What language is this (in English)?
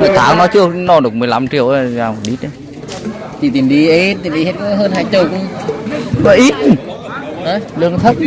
Vietnamese